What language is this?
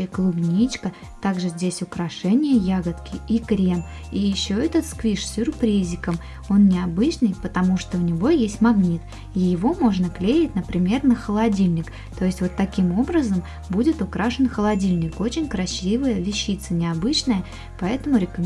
Russian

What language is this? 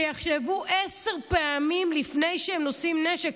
Hebrew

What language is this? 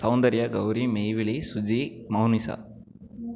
Tamil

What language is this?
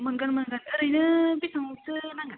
Bodo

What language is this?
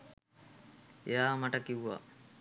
Sinhala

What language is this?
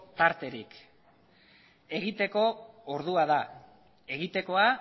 Basque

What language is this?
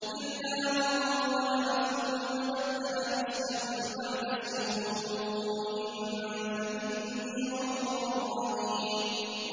Arabic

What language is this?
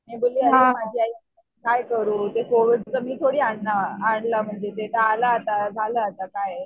Marathi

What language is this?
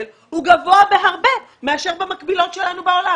Hebrew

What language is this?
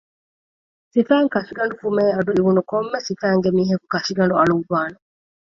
Divehi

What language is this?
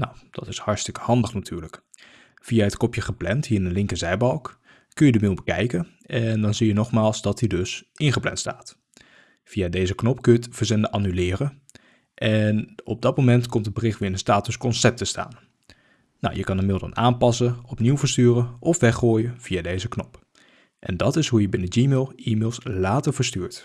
Dutch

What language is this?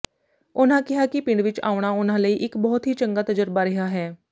Punjabi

